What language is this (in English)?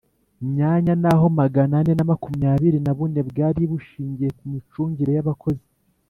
Kinyarwanda